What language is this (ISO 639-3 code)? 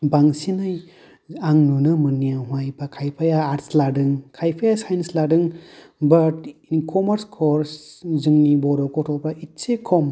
brx